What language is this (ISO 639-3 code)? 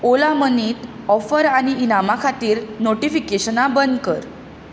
kok